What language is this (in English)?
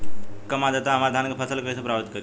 Bhojpuri